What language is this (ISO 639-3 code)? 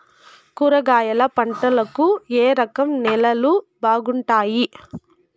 tel